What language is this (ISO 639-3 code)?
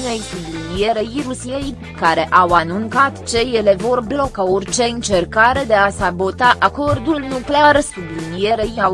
ron